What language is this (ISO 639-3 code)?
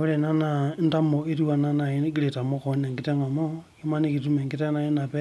mas